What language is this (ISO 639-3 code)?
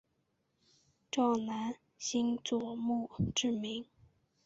zho